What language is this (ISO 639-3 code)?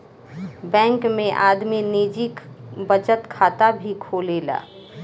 bho